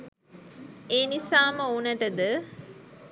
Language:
Sinhala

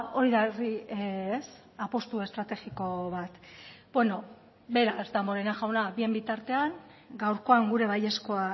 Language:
Basque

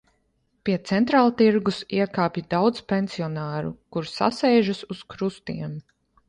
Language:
Latvian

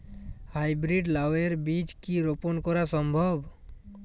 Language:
Bangla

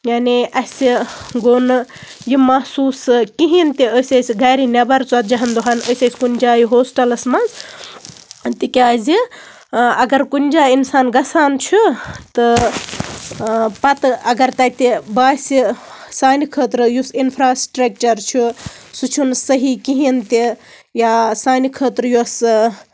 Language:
Kashmiri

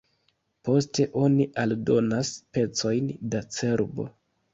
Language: Esperanto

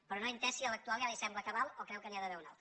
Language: Catalan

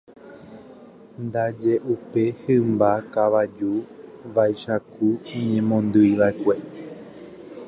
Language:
Guarani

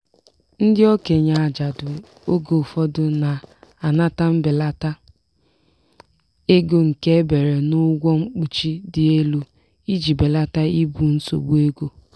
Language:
Igbo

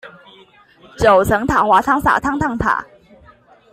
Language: Chinese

